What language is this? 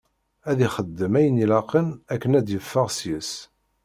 Kabyle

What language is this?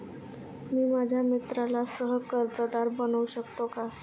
Marathi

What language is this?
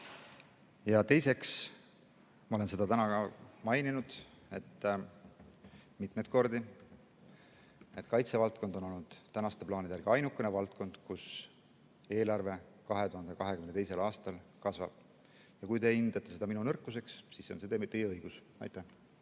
Estonian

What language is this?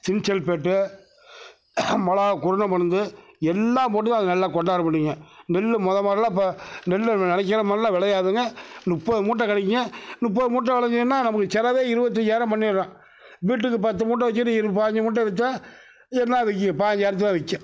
Tamil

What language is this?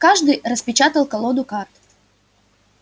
Russian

